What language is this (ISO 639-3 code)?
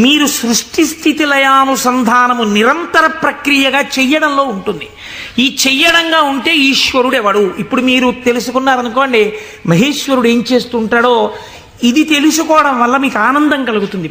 kor